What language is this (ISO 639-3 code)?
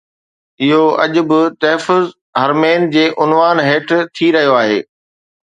snd